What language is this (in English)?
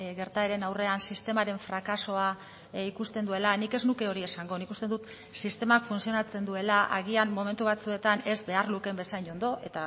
Basque